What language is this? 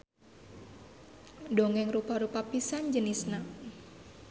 Sundanese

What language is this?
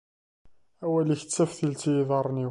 Kabyle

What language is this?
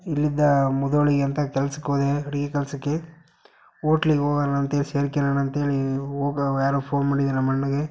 Kannada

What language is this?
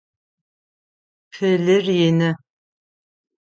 Adyghe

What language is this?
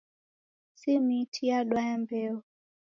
Taita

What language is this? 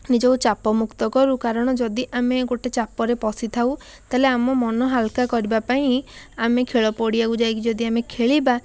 Odia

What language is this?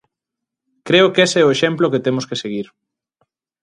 Galician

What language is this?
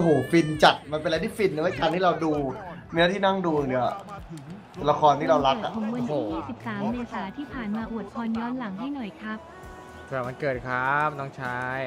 Thai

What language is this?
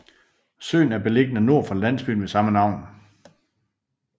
Danish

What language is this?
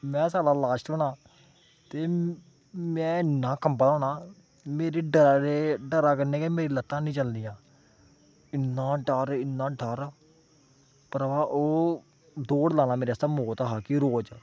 Dogri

